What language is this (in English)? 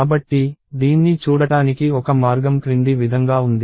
Telugu